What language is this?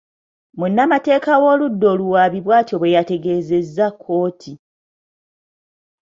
Ganda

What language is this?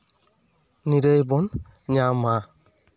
Santali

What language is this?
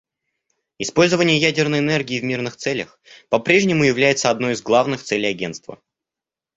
Russian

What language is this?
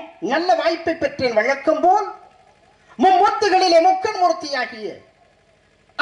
Tamil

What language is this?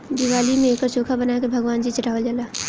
Bhojpuri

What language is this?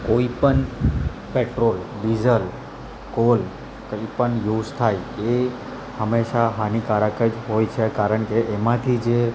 Gujarati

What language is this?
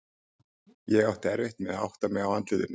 Icelandic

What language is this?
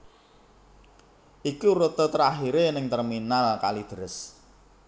Javanese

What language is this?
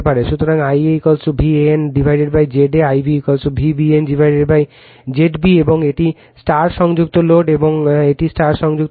Bangla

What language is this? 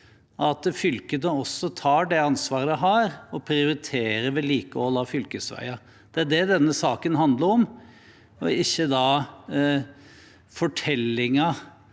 Norwegian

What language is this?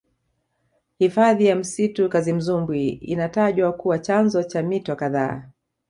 Swahili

